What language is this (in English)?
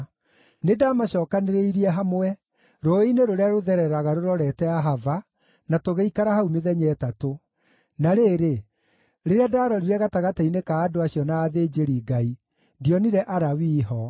Kikuyu